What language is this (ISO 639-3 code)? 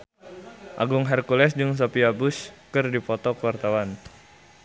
sun